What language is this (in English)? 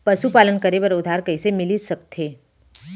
Chhattisgarhi